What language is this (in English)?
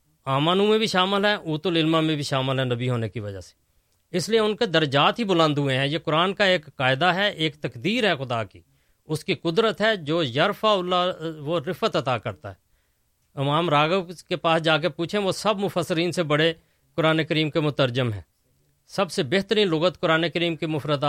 Urdu